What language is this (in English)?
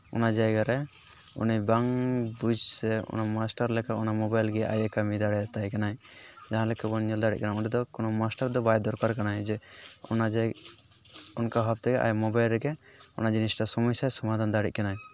Santali